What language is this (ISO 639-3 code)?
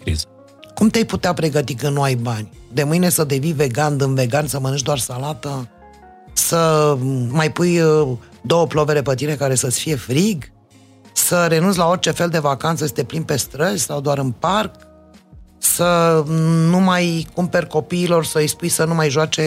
ron